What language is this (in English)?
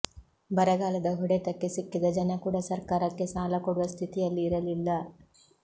Kannada